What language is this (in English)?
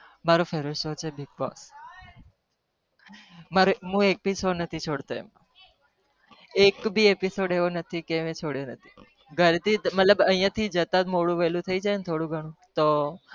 Gujarati